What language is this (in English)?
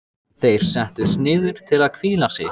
Icelandic